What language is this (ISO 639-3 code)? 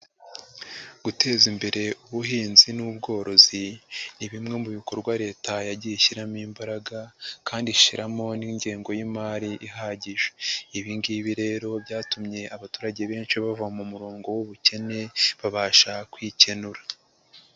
kin